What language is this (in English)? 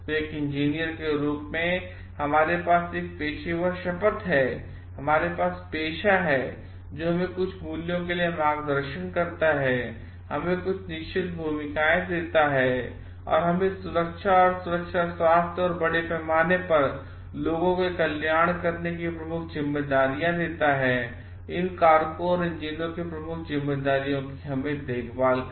Hindi